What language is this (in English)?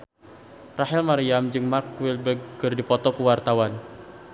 Sundanese